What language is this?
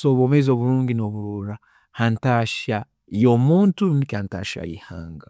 Tooro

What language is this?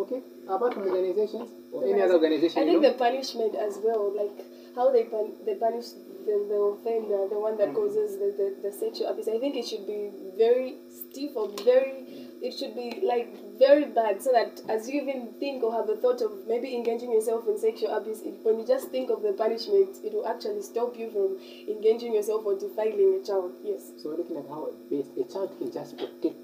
English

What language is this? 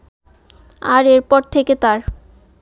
Bangla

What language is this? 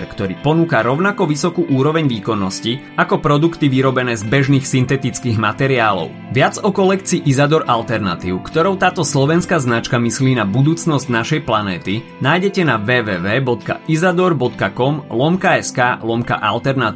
Slovak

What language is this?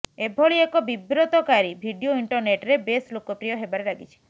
Odia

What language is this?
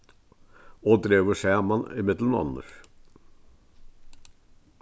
Faroese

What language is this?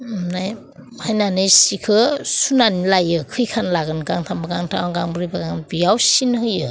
Bodo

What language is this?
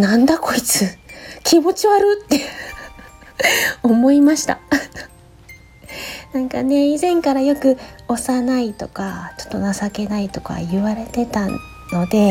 Japanese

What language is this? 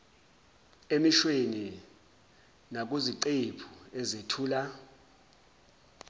Zulu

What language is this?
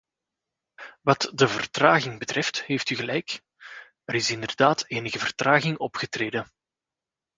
Dutch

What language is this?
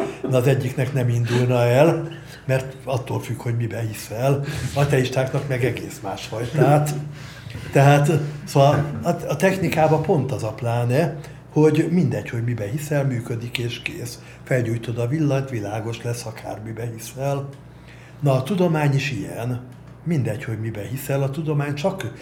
Hungarian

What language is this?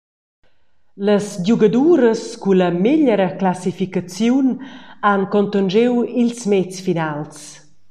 Romansh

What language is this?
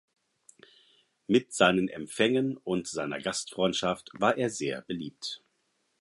German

